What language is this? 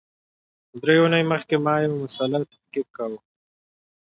Pashto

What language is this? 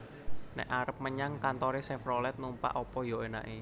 Javanese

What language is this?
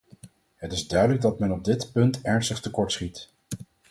Dutch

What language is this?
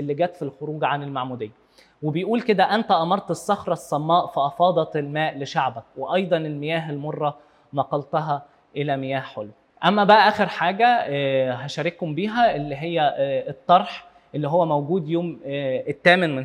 Arabic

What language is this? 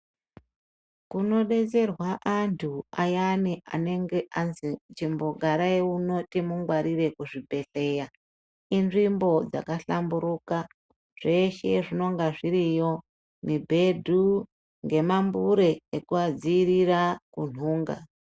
Ndau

